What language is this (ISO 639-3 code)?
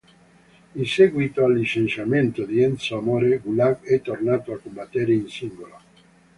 ita